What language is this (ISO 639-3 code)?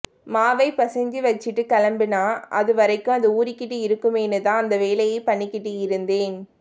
tam